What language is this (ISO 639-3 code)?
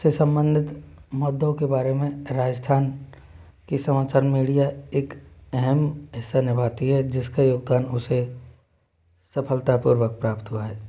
hin